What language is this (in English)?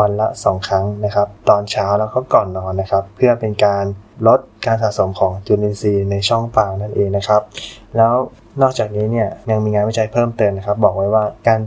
Thai